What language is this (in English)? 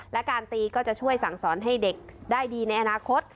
Thai